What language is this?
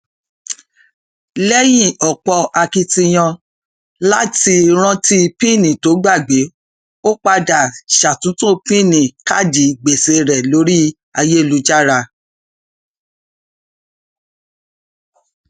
Yoruba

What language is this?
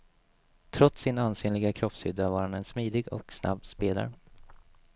Swedish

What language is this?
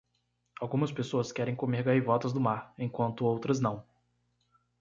Portuguese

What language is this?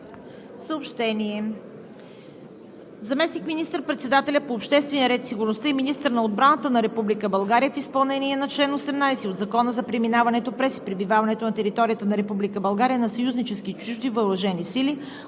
Bulgarian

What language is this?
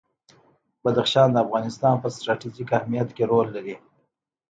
Pashto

